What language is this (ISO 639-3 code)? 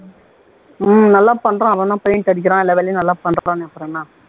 tam